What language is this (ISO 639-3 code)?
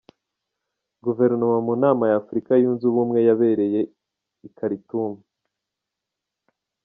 kin